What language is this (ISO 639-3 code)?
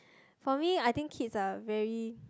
eng